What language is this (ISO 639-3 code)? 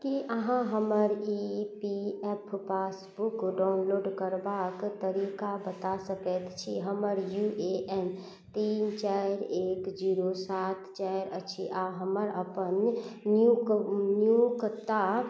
mai